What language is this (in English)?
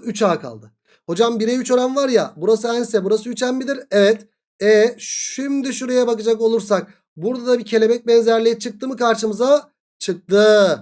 Turkish